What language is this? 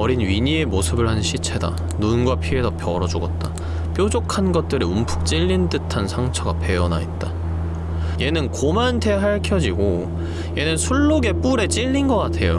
Korean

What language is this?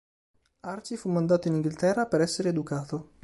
Italian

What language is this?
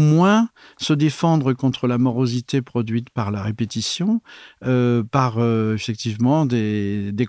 French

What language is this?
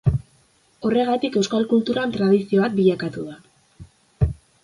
Basque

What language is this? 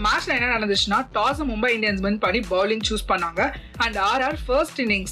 Tamil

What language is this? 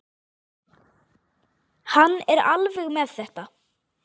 Icelandic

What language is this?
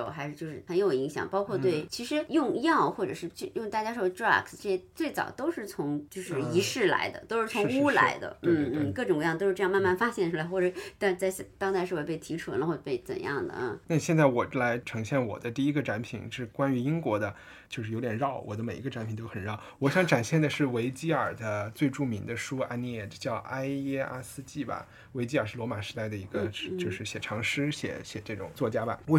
Chinese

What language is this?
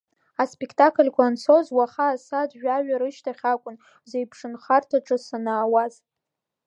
Abkhazian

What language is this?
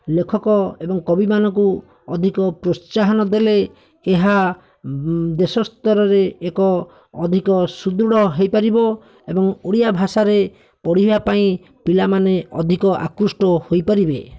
Odia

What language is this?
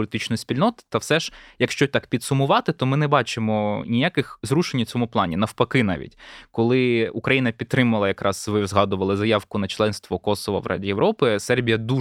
Ukrainian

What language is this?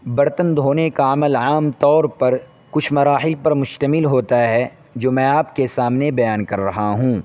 Urdu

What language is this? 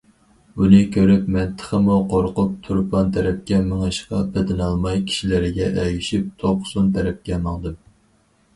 Uyghur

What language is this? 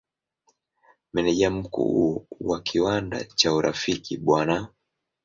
Swahili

